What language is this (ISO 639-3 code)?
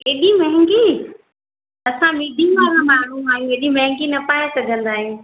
snd